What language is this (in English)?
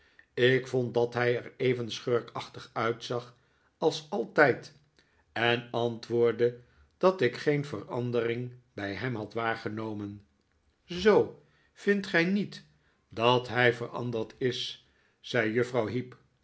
Dutch